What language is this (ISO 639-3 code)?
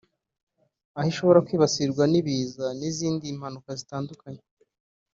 kin